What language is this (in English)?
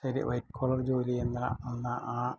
Malayalam